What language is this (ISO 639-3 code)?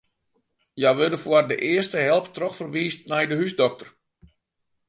fry